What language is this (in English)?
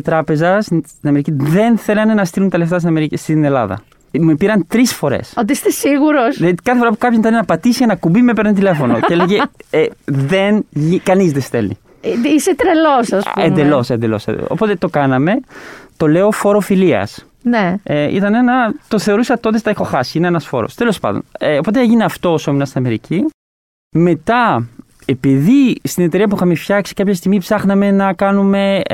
Greek